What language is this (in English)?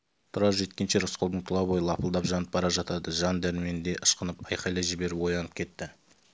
Kazakh